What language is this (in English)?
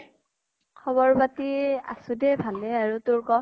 Assamese